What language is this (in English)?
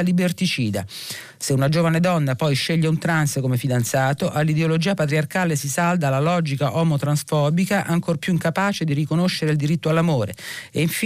Italian